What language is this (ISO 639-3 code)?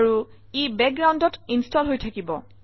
asm